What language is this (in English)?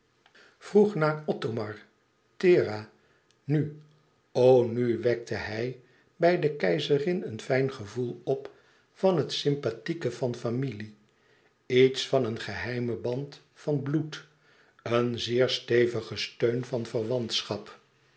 Dutch